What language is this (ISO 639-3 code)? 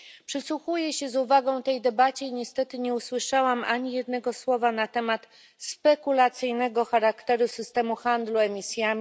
pol